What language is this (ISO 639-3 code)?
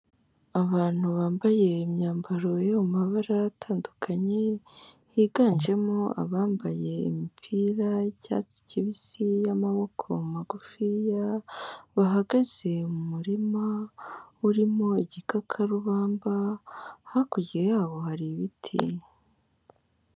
kin